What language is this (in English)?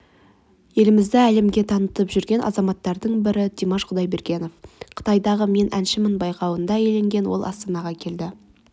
Kazakh